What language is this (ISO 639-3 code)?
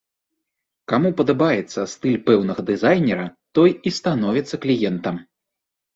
bel